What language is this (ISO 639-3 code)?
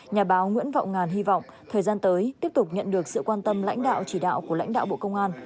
vie